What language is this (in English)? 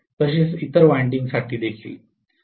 Marathi